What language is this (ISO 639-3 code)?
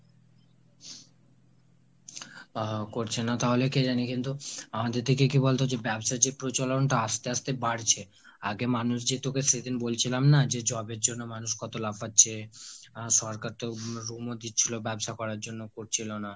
ben